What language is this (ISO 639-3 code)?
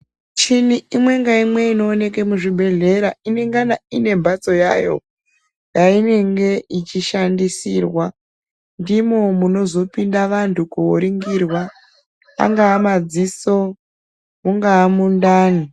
ndc